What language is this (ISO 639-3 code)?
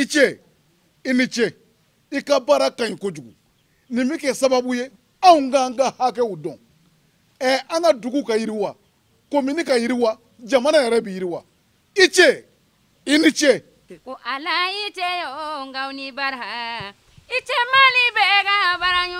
fra